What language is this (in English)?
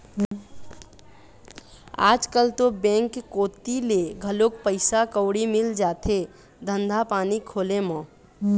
Chhattisgarhi